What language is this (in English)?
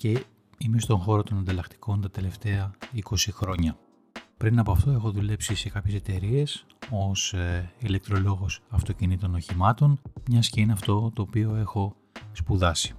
Greek